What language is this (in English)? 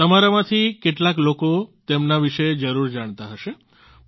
Gujarati